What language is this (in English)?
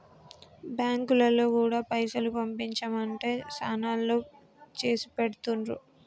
Telugu